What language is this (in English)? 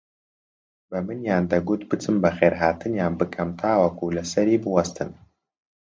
Central Kurdish